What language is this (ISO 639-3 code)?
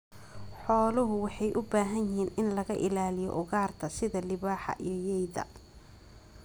som